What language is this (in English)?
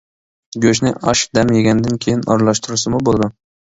Uyghur